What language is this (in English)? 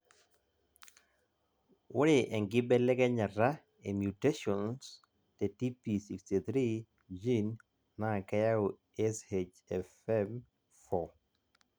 Masai